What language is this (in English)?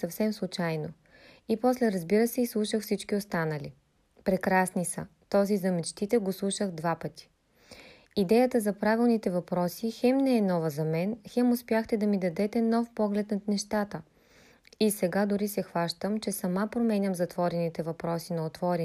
Bulgarian